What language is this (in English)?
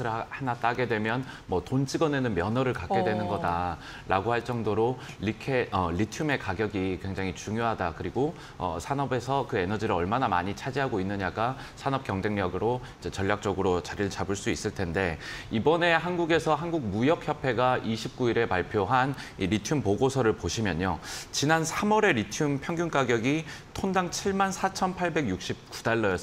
Korean